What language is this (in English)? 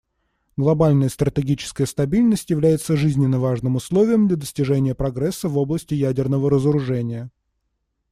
Russian